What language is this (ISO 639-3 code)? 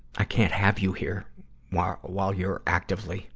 eng